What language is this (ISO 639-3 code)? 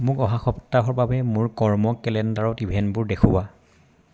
asm